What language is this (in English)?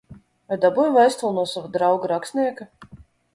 Latvian